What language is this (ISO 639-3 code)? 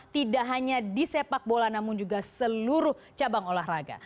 ind